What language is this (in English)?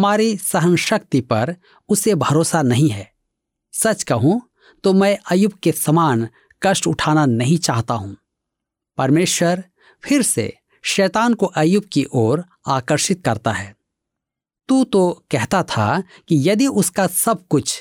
Hindi